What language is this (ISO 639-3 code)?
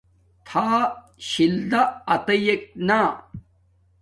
dmk